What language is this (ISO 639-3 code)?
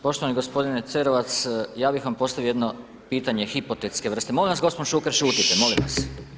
hrv